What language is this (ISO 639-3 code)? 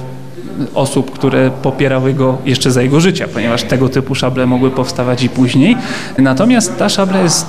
pol